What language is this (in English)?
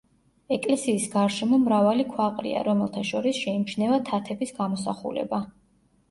Georgian